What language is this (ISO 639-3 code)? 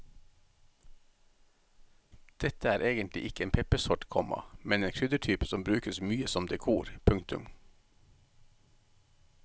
nor